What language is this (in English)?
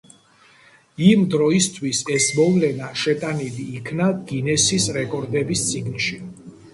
Georgian